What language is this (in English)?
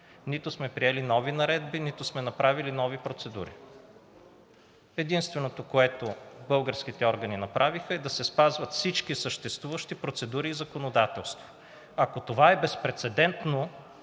Bulgarian